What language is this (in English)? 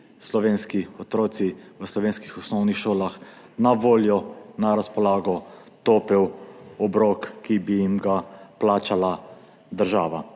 Slovenian